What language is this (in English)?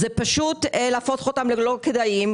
Hebrew